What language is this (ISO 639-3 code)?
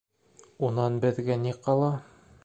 bak